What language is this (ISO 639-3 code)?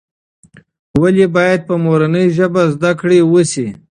pus